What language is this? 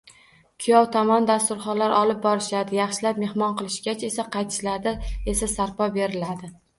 Uzbek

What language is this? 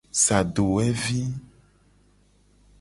Gen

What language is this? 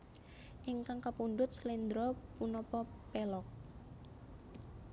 Javanese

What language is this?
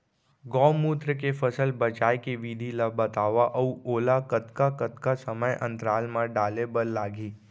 Chhattisgarhi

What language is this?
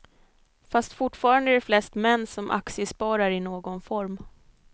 Swedish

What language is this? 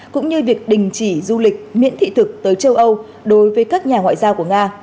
Vietnamese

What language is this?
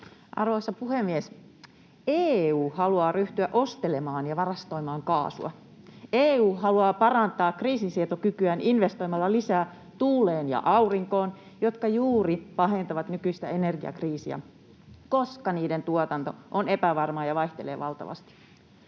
Finnish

